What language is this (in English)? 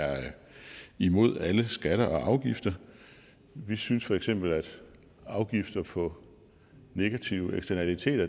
Danish